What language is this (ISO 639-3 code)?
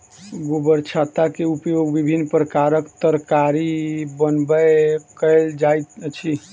mai